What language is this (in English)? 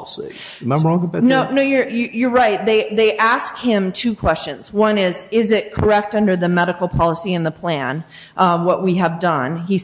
English